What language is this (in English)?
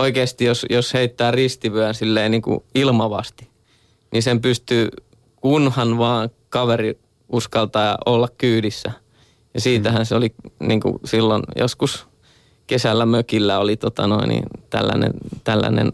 Finnish